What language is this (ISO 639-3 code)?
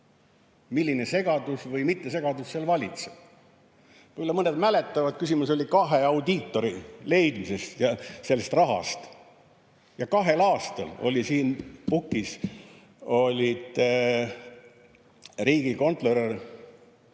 est